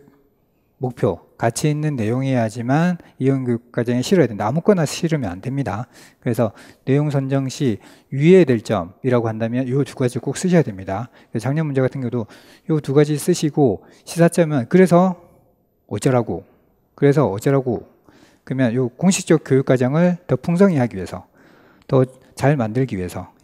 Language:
Korean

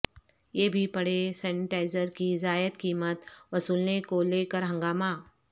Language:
Urdu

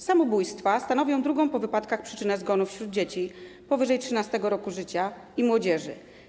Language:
Polish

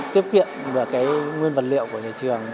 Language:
Vietnamese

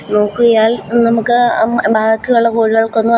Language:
Malayalam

